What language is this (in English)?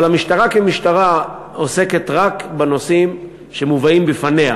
Hebrew